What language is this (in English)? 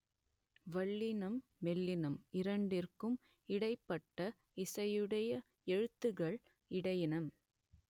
Tamil